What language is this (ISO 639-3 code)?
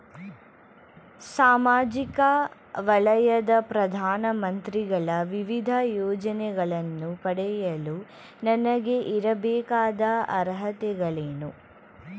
kan